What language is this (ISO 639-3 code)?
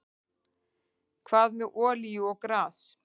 isl